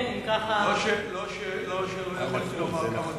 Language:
Hebrew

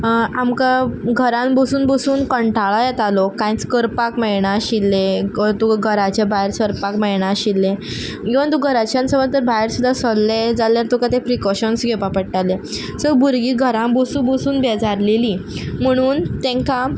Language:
Konkani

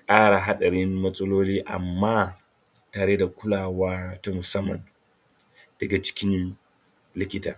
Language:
Hausa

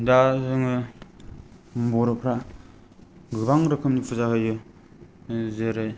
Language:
Bodo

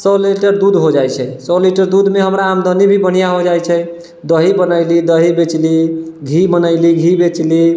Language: Maithili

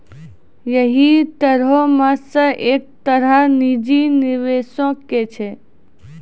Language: Maithili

